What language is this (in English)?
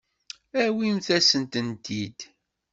Kabyle